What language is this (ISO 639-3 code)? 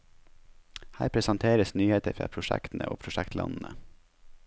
nor